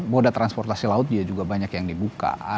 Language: Indonesian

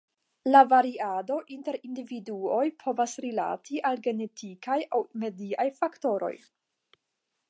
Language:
Esperanto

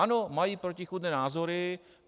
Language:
Czech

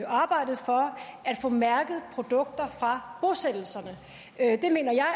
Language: Danish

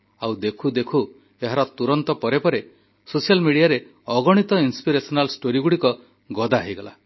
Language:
Odia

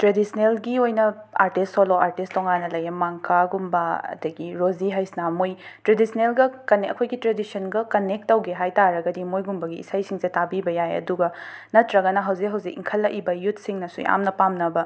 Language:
Manipuri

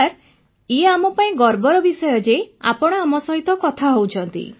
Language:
Odia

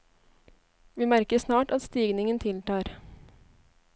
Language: Norwegian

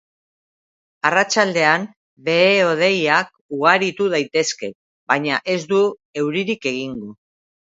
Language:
Basque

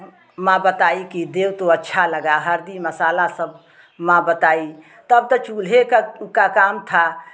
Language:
Hindi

